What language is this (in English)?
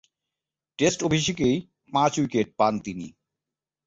Bangla